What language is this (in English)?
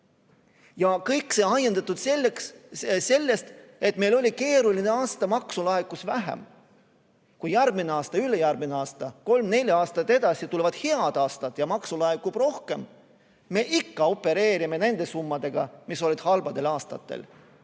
Estonian